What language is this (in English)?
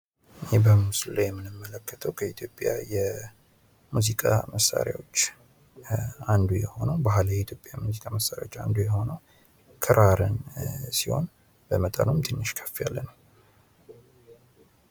Amharic